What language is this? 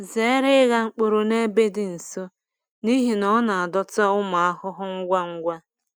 Igbo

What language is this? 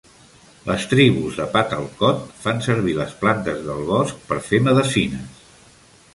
Catalan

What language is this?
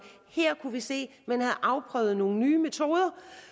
Danish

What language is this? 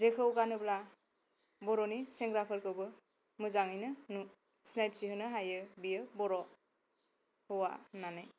Bodo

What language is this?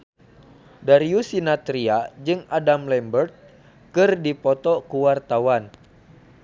Sundanese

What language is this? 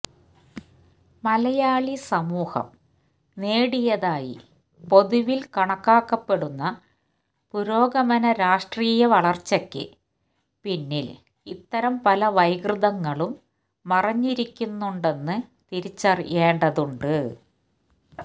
Malayalam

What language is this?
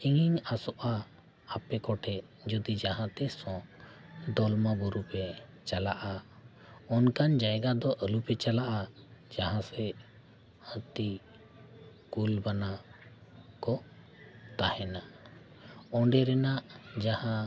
Santali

